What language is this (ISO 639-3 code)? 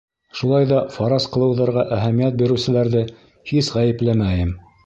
bak